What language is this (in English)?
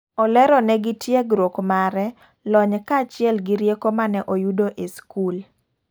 Luo (Kenya and Tanzania)